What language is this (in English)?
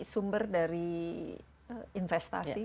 Indonesian